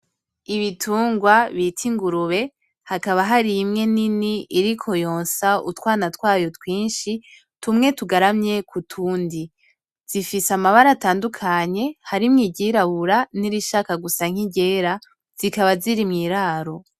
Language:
Rundi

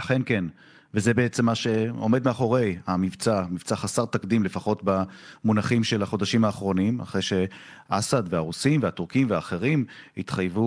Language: Hebrew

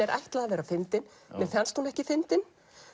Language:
Icelandic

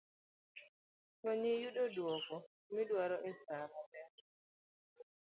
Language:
Luo (Kenya and Tanzania)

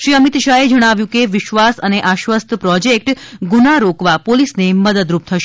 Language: Gujarati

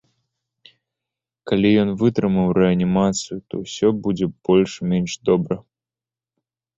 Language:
Belarusian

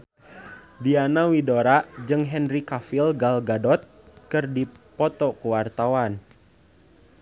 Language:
Sundanese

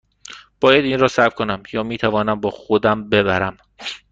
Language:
Persian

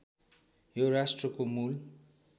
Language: Nepali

